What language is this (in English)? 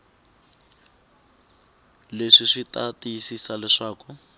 Tsonga